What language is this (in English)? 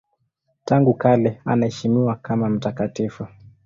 Swahili